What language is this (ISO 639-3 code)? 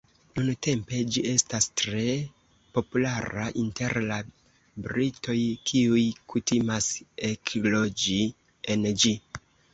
epo